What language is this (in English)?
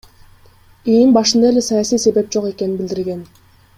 Kyrgyz